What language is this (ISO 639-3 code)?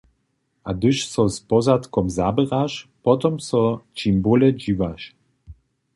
hsb